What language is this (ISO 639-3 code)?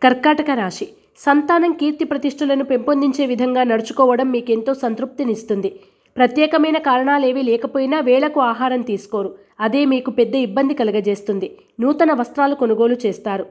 tel